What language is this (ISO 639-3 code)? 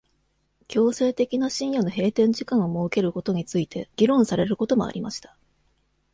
jpn